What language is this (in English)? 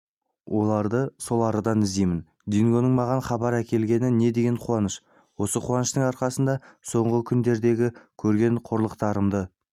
Kazakh